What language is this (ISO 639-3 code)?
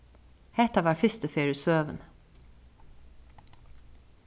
fao